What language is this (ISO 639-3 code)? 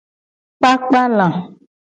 gej